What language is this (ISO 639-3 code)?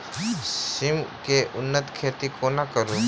mai